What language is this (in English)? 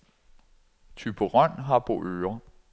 Danish